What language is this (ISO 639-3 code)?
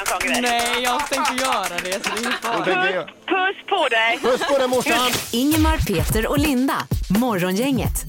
swe